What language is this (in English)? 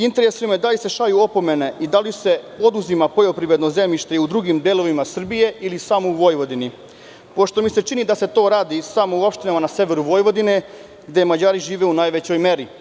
Serbian